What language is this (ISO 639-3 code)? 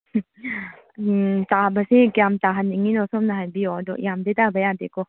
mni